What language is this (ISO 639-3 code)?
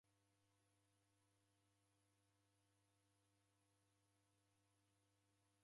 dav